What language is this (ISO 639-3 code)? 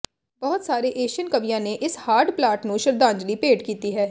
pan